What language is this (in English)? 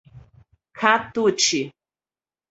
Portuguese